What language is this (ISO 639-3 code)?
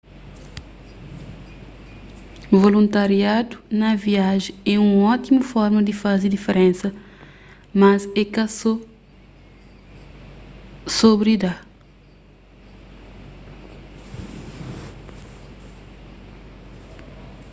kea